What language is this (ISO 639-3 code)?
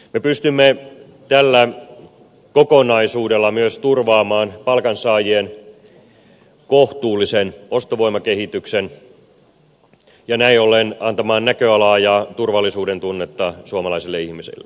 fin